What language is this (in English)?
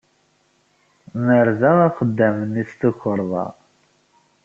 Kabyle